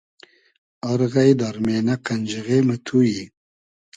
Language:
Hazaragi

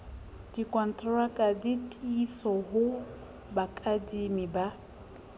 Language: Southern Sotho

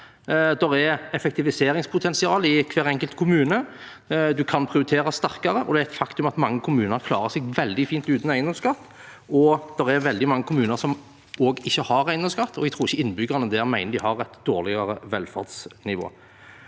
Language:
Norwegian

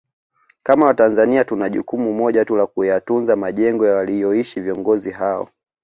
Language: Swahili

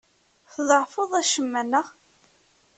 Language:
Kabyle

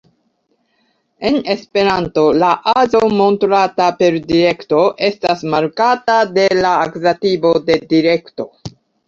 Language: Esperanto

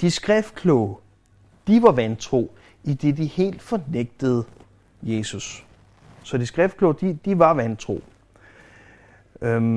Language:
Danish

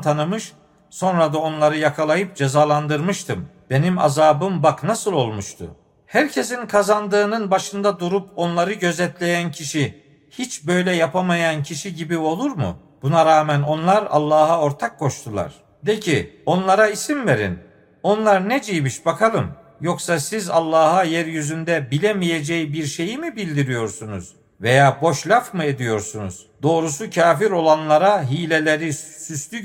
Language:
Turkish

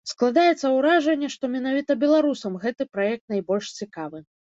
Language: Belarusian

